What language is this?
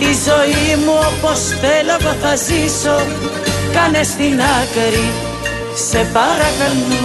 Greek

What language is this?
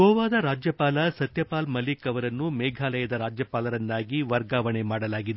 Kannada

